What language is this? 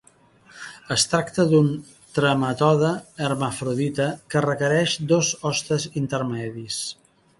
Catalan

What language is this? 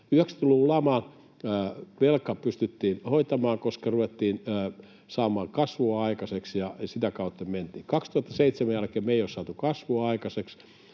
Finnish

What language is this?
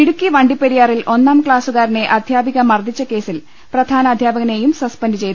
Malayalam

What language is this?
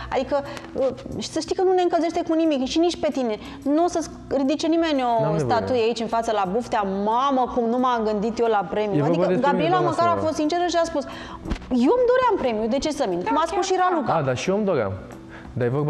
Romanian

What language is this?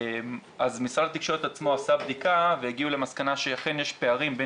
Hebrew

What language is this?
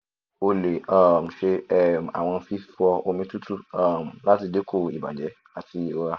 Yoruba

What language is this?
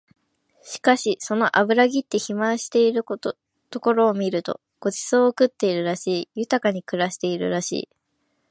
Japanese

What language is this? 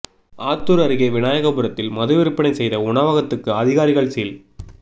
Tamil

